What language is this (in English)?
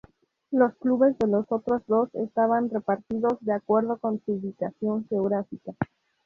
Spanish